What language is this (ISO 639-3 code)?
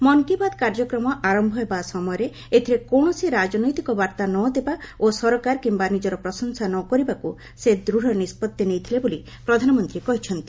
ori